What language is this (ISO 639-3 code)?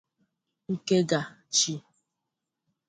ibo